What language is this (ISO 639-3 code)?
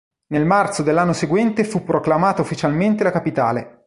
ita